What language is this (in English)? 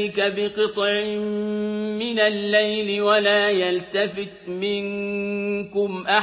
Arabic